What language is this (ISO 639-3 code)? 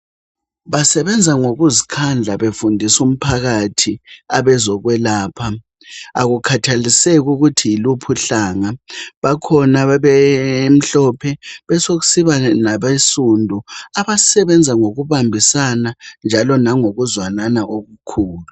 nde